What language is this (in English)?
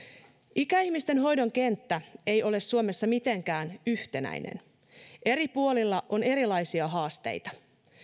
Finnish